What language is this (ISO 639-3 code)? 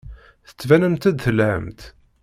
kab